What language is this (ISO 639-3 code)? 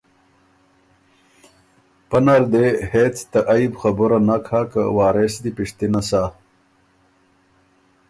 oru